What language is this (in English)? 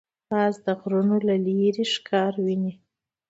Pashto